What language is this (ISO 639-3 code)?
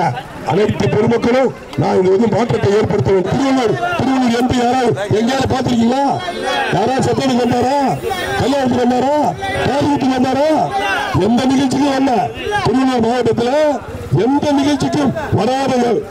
tam